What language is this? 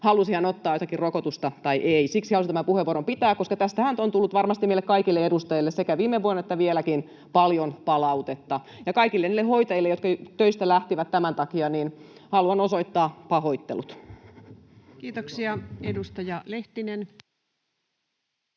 Finnish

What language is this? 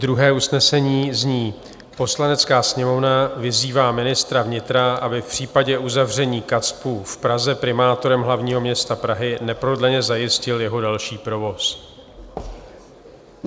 Czech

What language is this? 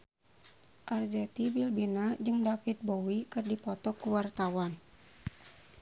Sundanese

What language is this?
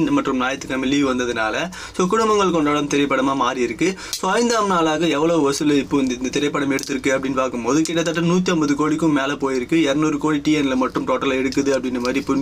Romanian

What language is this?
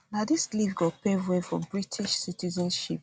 Nigerian Pidgin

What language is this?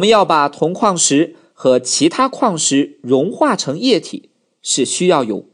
Chinese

